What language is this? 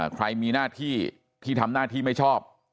Thai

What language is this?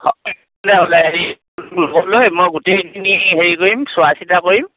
Assamese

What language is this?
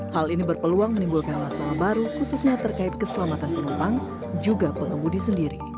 Indonesian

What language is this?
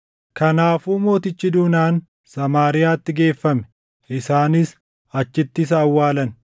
Oromo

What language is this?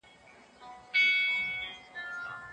Pashto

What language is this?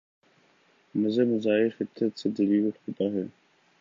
Urdu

